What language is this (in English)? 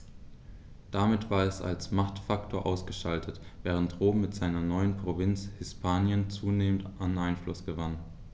German